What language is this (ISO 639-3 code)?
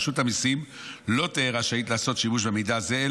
heb